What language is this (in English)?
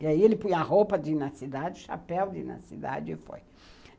Portuguese